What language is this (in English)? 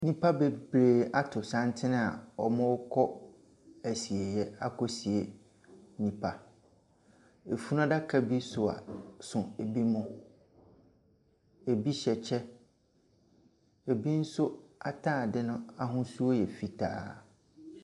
Akan